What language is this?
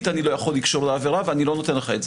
Hebrew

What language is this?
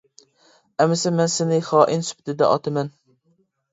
Uyghur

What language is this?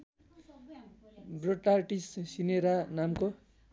Nepali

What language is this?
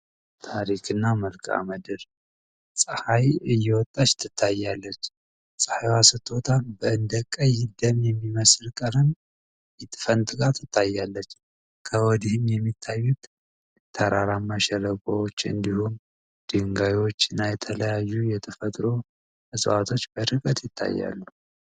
Amharic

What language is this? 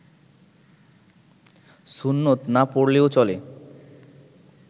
Bangla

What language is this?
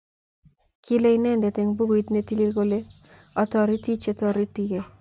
Kalenjin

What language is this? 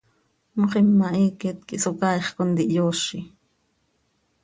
Seri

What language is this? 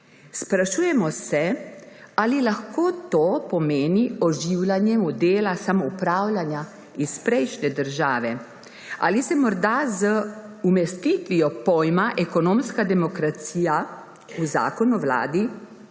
Slovenian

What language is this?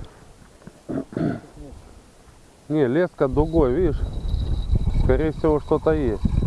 Russian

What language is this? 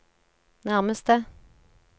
Norwegian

